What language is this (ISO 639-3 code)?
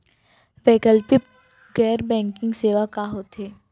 hne